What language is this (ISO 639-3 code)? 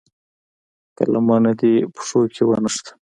pus